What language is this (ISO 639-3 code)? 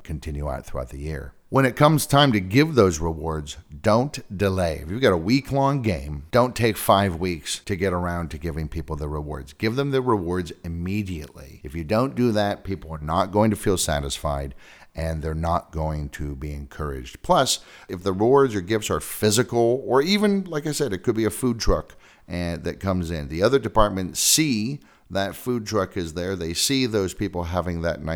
eng